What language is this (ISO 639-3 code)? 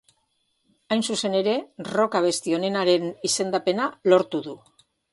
eus